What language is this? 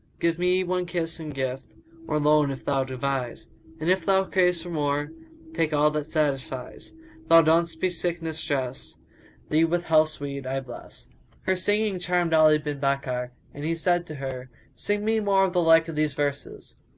English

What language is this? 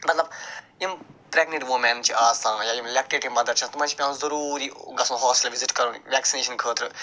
Kashmiri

